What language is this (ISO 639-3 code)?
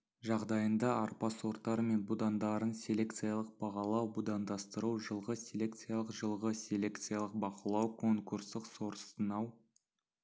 kaz